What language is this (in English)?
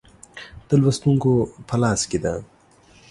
Pashto